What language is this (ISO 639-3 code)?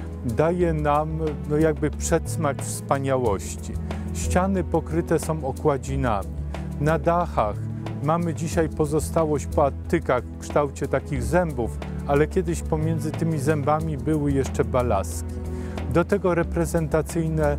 pol